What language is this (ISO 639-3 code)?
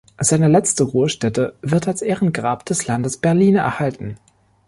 deu